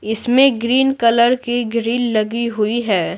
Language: Hindi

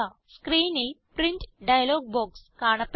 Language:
Malayalam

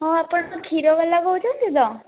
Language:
Odia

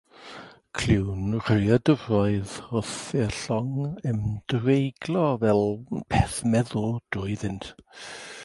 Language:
Welsh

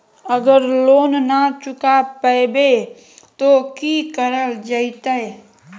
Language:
Magahi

